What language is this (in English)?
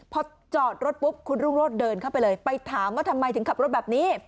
Thai